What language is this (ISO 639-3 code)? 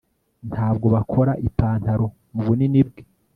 kin